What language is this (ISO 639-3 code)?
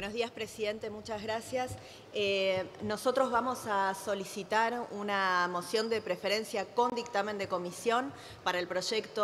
spa